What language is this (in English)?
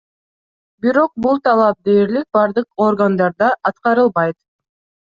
Kyrgyz